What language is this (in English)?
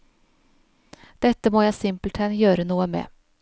Norwegian